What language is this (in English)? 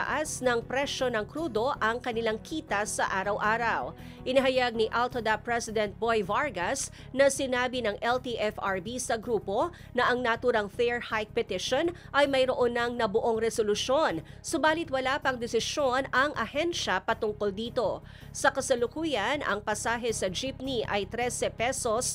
Filipino